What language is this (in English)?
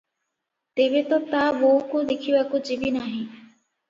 Odia